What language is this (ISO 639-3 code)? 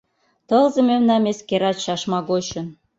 chm